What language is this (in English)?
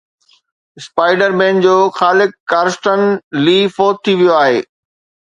Sindhi